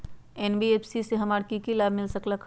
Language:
Magahi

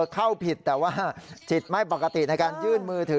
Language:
Thai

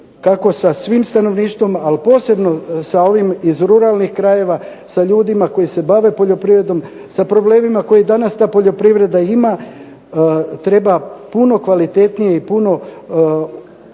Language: Croatian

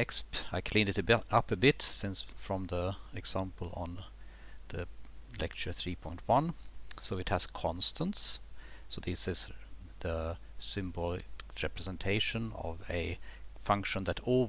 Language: English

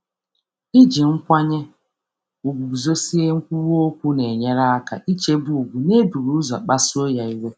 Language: Igbo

